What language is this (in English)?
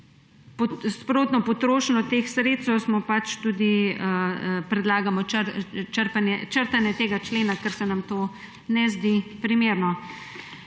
Slovenian